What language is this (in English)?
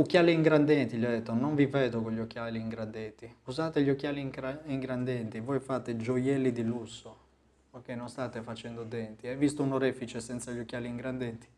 Italian